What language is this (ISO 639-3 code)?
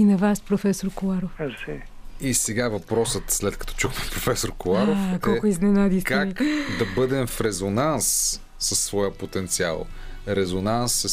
bul